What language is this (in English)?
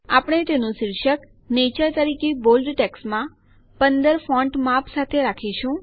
Gujarati